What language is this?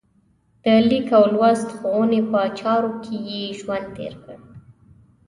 Pashto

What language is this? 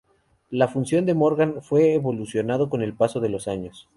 Spanish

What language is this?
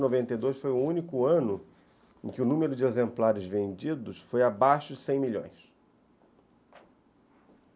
Portuguese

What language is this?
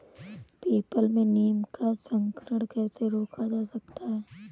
Hindi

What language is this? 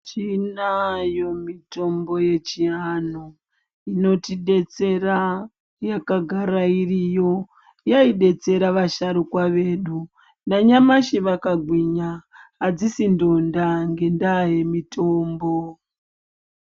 Ndau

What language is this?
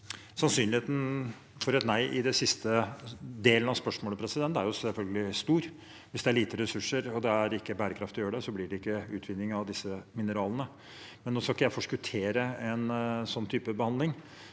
Norwegian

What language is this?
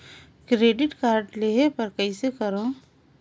Chhattisgarhi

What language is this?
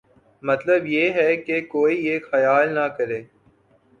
Urdu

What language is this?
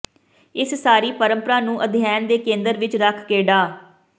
Punjabi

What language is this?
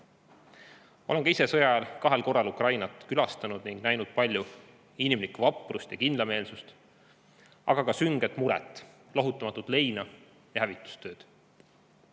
Estonian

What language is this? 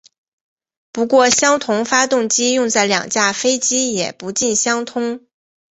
Chinese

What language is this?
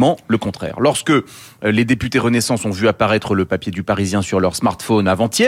French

